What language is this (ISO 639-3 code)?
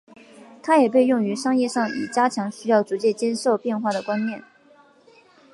zho